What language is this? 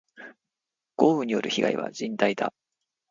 Japanese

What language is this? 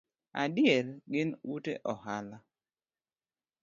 Luo (Kenya and Tanzania)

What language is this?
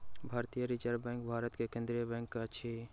Maithili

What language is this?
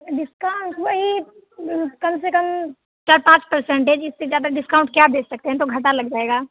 Hindi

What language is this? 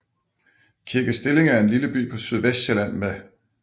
Danish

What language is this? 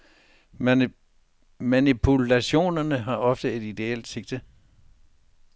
Danish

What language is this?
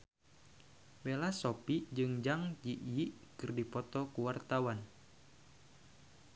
Sundanese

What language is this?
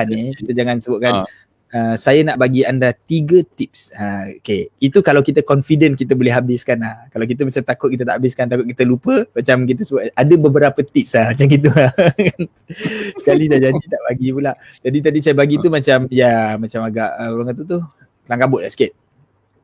Malay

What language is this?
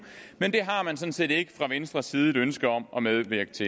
Danish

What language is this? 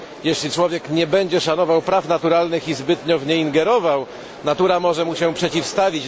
Polish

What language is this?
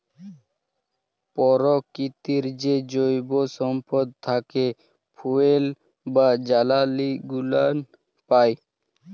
Bangla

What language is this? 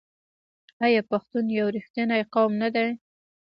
Pashto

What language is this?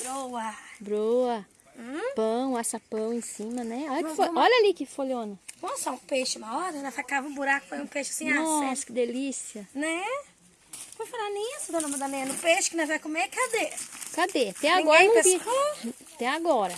Portuguese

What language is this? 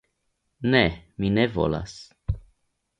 Esperanto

